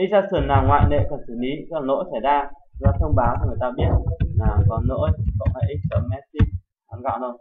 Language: Vietnamese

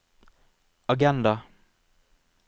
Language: Norwegian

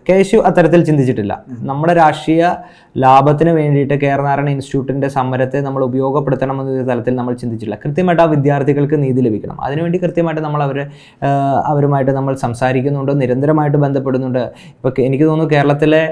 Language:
Malayalam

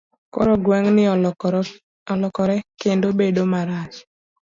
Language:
Luo (Kenya and Tanzania)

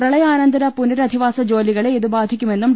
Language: Malayalam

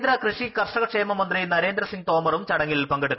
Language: Malayalam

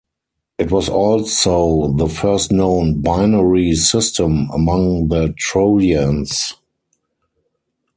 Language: English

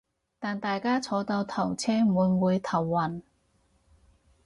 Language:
Cantonese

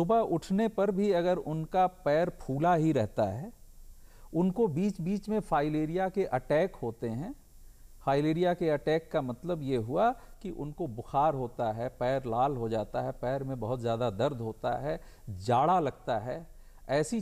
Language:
Hindi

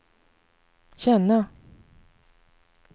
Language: Swedish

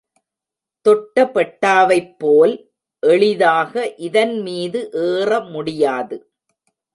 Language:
Tamil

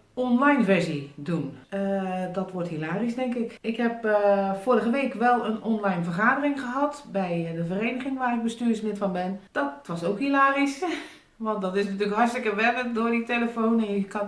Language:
Dutch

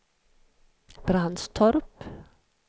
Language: Swedish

